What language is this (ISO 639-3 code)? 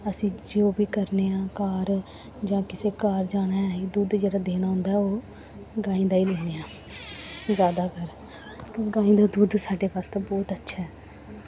doi